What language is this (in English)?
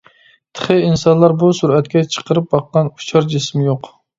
Uyghur